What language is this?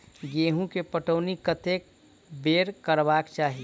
Maithili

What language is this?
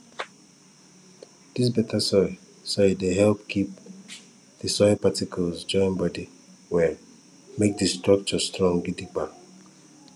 Nigerian Pidgin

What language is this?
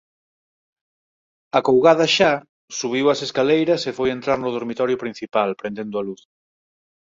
Galician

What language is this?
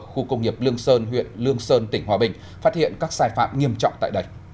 Vietnamese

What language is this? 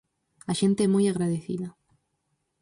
Galician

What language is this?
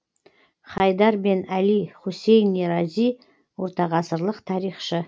Kazakh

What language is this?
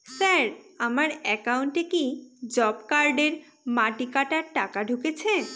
Bangla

